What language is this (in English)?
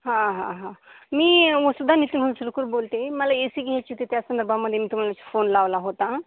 Marathi